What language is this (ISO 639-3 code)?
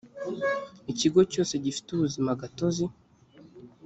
kin